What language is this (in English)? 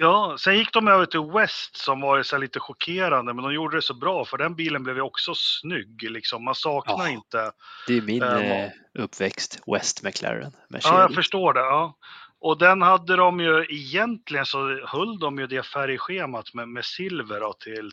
Swedish